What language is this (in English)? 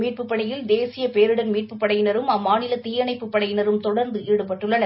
Tamil